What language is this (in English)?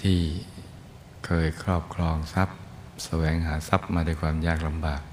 Thai